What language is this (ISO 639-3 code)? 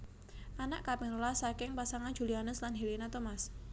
jav